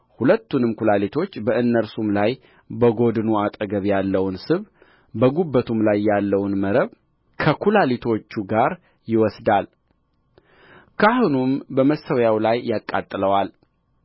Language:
Amharic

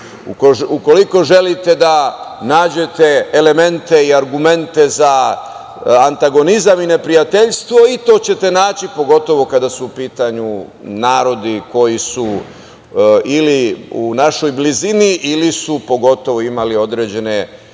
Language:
Serbian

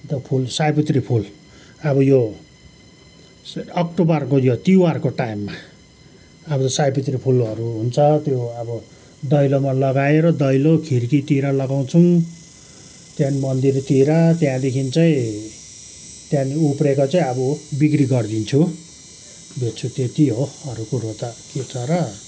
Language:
Nepali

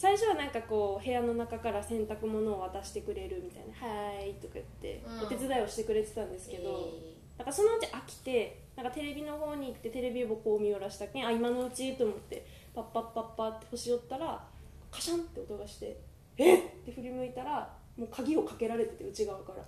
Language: Japanese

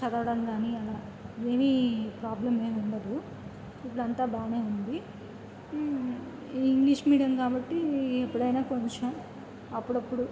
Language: Telugu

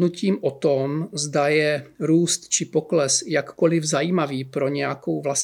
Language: Czech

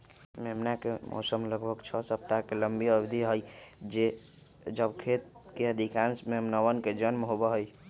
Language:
Magahi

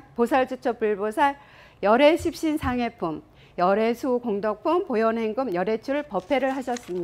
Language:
Korean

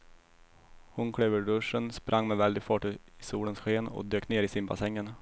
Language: Swedish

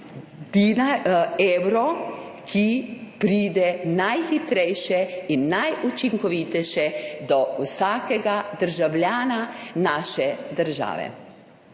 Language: Slovenian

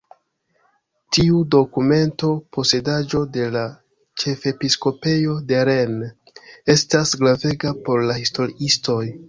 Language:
Esperanto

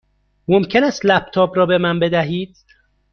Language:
Persian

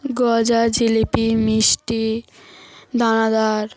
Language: Bangla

